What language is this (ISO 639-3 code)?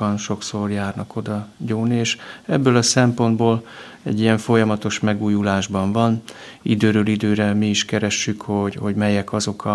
hun